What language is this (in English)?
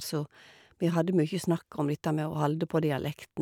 Norwegian